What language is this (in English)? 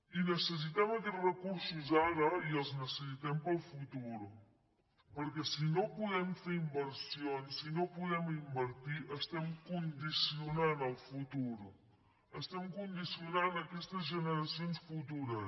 Catalan